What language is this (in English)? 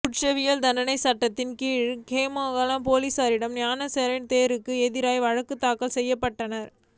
Tamil